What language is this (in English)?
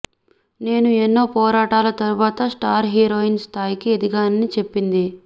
Telugu